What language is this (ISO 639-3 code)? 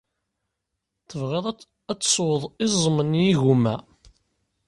kab